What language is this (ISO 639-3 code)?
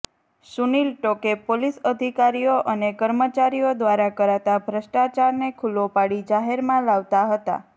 guj